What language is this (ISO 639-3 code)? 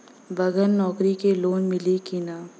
bho